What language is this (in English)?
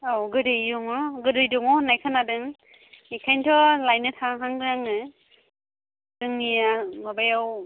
Bodo